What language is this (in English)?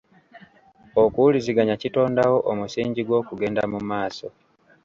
Ganda